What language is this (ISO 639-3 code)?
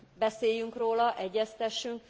hun